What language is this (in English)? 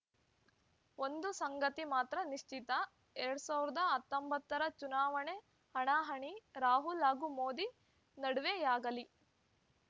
Kannada